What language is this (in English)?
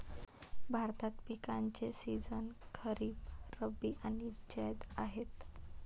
Marathi